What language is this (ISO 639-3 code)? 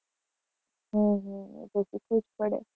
guj